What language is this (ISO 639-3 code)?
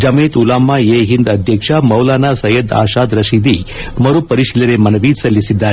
kan